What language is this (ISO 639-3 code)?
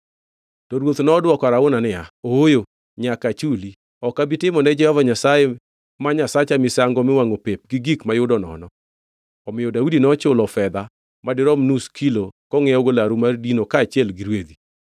luo